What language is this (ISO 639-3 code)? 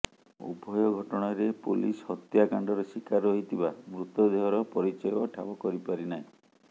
ori